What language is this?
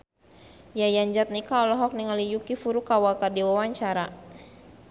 Sundanese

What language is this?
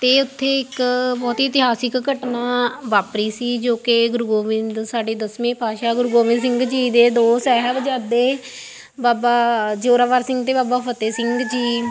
Punjabi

